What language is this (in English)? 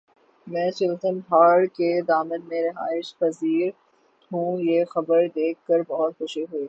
Urdu